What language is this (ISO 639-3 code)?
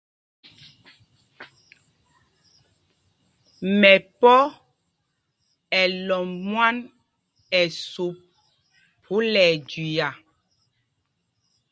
mgg